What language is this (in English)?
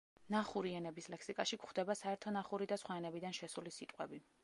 Georgian